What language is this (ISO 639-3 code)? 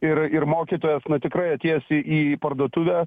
lit